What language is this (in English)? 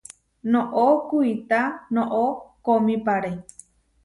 Huarijio